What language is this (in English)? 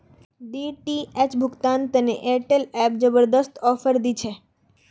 Magahi